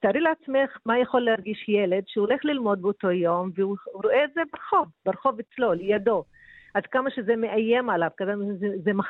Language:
Hebrew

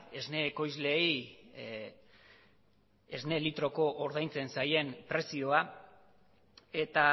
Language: Basque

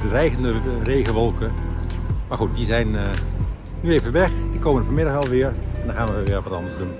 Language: Dutch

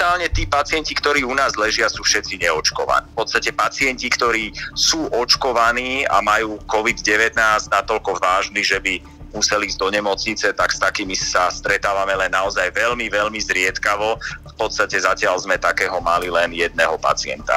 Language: Slovak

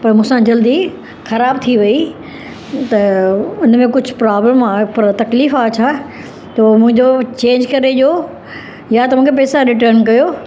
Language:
Sindhi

